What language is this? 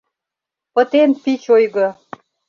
Mari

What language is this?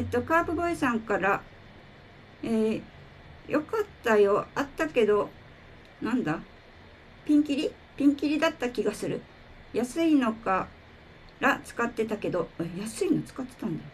Japanese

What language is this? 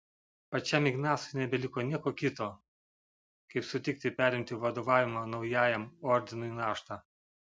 Lithuanian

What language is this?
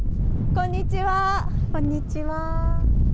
Japanese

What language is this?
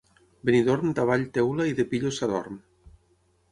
Catalan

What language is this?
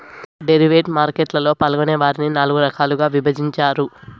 Telugu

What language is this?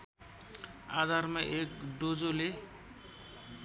Nepali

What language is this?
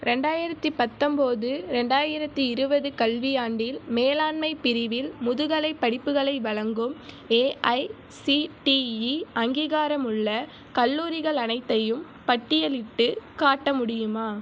Tamil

